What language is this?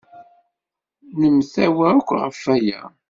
Kabyle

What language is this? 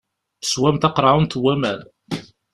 Kabyle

